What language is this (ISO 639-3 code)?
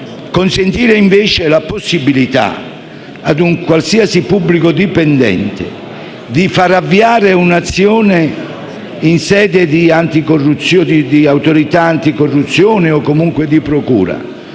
ita